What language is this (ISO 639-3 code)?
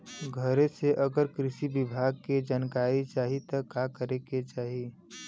bho